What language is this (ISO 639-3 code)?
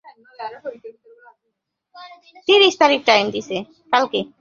ben